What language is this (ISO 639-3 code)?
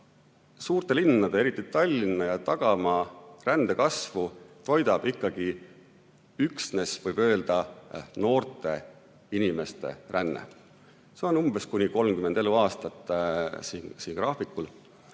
est